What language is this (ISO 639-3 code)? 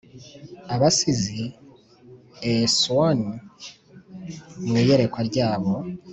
kin